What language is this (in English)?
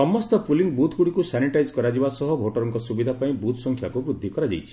Odia